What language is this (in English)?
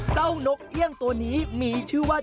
Thai